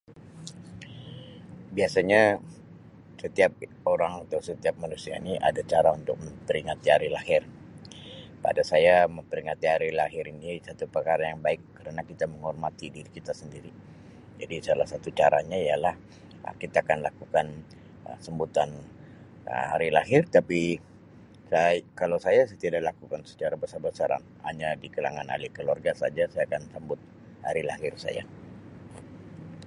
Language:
Sabah Malay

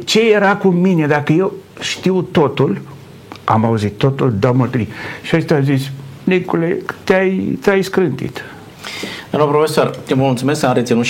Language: Romanian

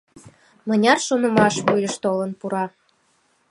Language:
Mari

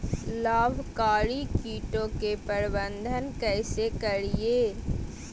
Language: Magahi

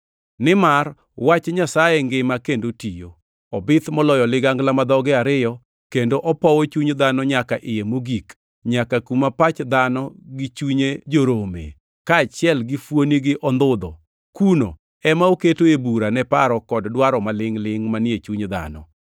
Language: Luo (Kenya and Tanzania)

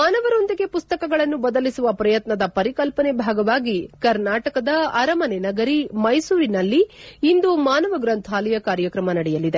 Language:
Kannada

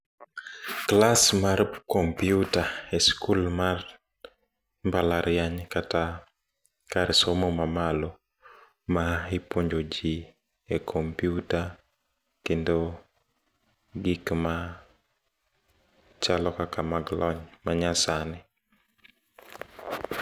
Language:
Luo (Kenya and Tanzania)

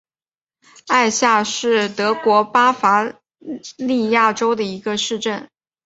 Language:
Chinese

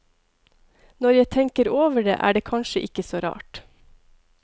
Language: Norwegian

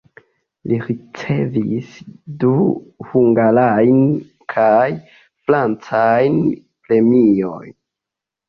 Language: Esperanto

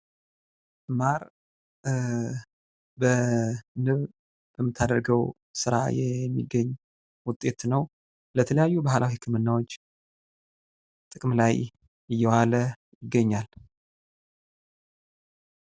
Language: Amharic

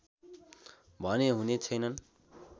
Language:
Nepali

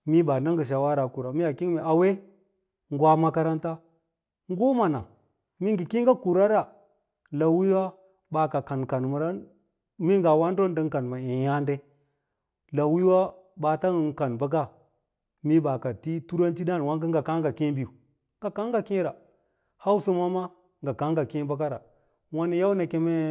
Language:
Lala-Roba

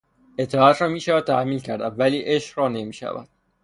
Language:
Persian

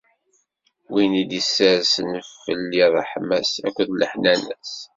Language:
Kabyle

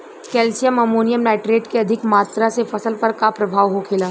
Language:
Bhojpuri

